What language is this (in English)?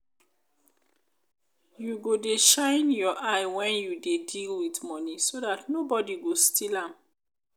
Nigerian Pidgin